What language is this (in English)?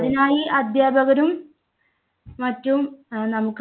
Malayalam